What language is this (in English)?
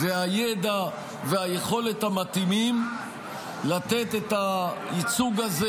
Hebrew